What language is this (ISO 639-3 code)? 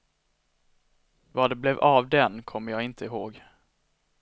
swe